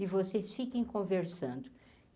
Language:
Portuguese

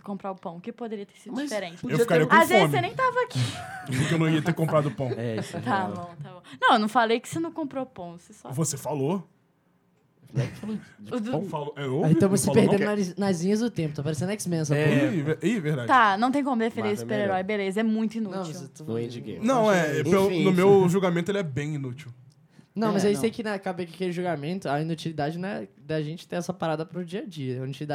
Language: Portuguese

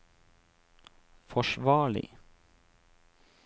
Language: Norwegian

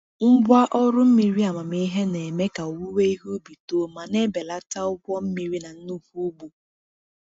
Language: Igbo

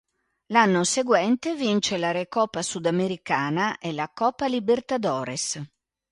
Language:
Italian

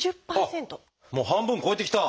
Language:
Japanese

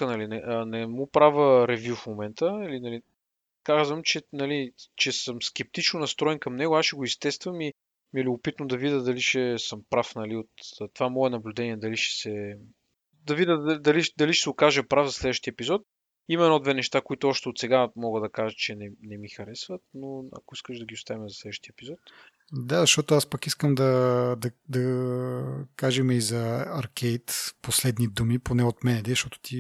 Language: Bulgarian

